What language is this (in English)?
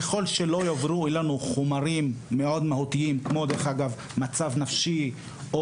Hebrew